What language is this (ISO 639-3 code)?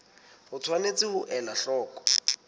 sot